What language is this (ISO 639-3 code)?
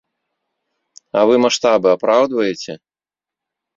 bel